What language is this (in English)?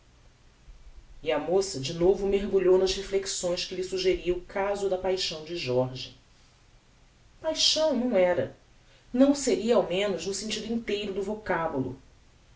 Portuguese